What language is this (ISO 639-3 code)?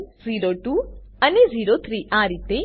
guj